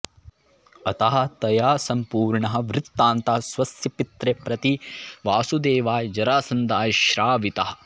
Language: Sanskrit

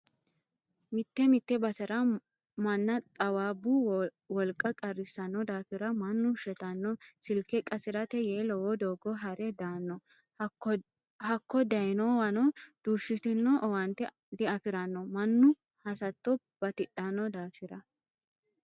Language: Sidamo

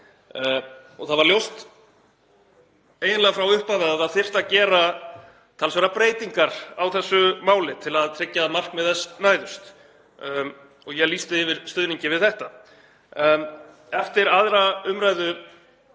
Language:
Icelandic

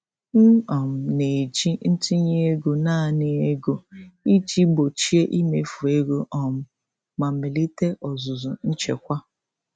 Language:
Igbo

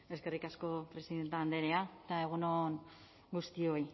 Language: Basque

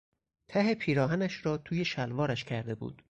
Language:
Persian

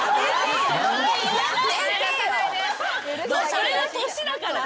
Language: Japanese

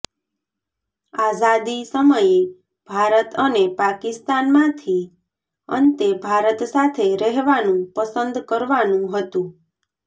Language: Gujarati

